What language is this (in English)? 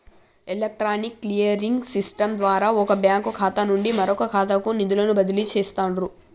Telugu